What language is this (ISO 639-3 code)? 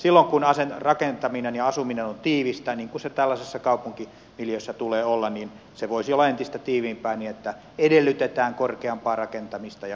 fin